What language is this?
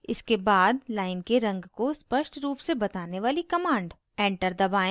Hindi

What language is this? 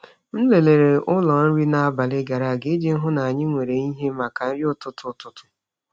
Igbo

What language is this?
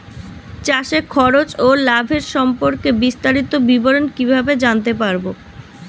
Bangla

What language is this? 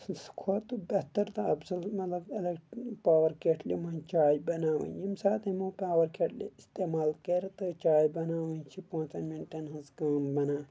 Kashmiri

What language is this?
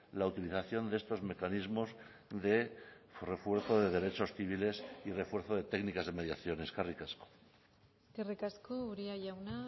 Spanish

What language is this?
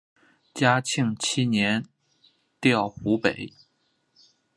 Chinese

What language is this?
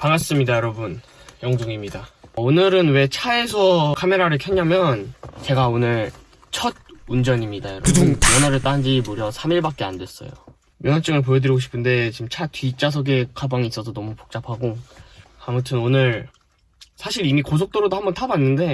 Korean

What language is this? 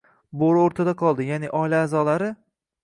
Uzbek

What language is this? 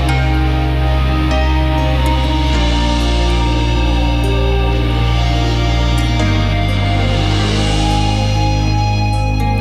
Dutch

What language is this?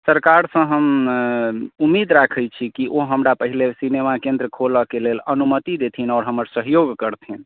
Maithili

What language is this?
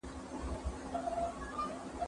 Pashto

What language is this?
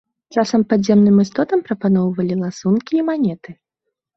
Belarusian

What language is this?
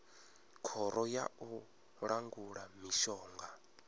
Venda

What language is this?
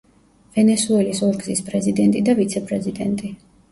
Georgian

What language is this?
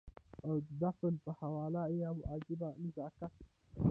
Pashto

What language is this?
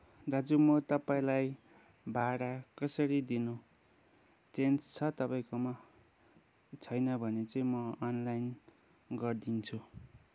Nepali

